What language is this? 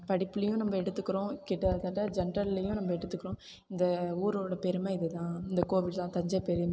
Tamil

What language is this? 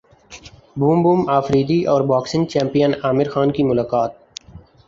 Urdu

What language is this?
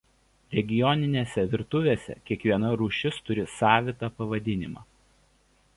Lithuanian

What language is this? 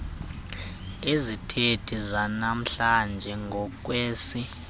Xhosa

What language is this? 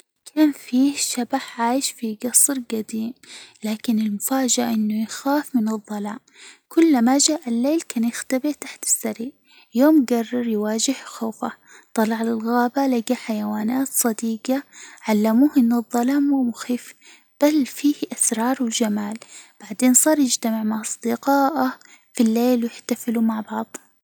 Hijazi Arabic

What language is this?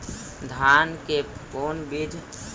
Magahi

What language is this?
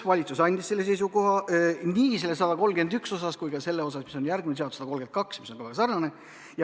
Estonian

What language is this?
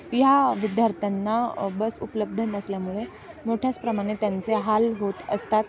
Marathi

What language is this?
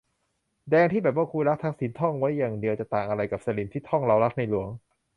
Thai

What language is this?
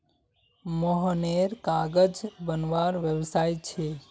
Magahi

